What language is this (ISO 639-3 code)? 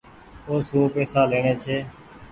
gig